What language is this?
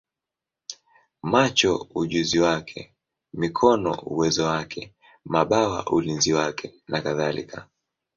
Swahili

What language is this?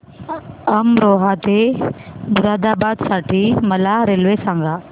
Marathi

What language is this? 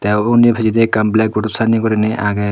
Chakma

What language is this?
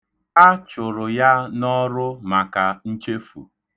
Igbo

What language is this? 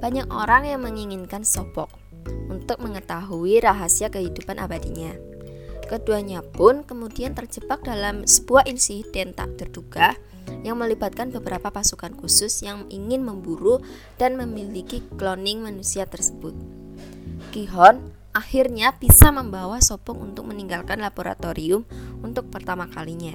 Indonesian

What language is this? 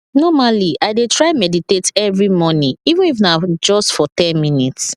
Nigerian Pidgin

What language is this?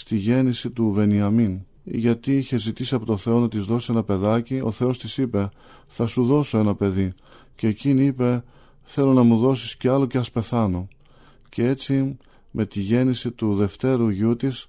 Greek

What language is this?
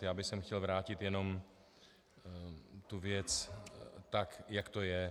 Czech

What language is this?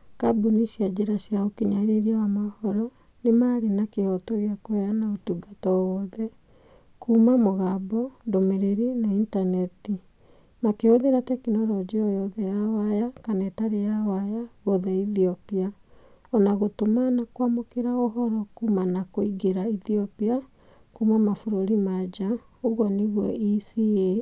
Kikuyu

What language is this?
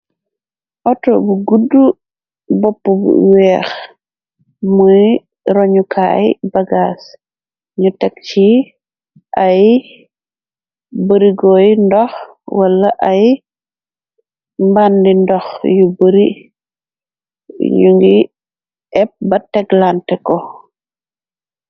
Wolof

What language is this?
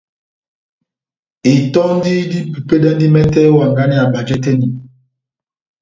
Batanga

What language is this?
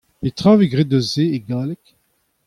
Breton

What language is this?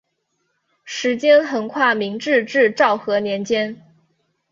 Chinese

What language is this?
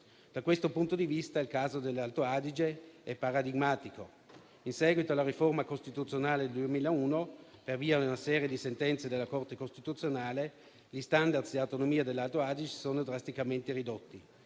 Italian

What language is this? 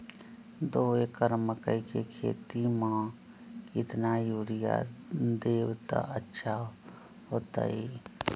Magahi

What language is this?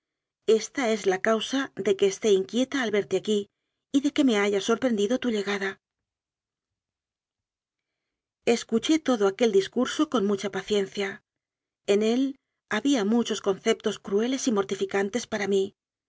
Spanish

